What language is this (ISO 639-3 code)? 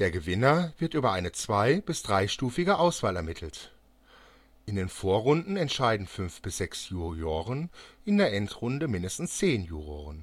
deu